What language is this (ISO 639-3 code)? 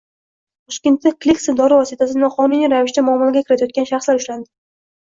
uzb